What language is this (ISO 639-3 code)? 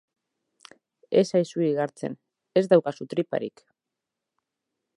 eus